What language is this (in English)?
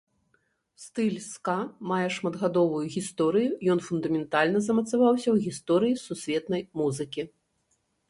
Belarusian